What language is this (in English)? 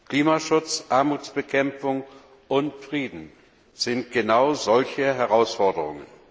German